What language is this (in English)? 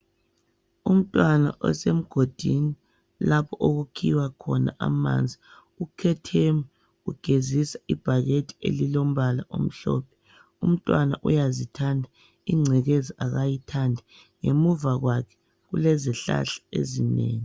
North Ndebele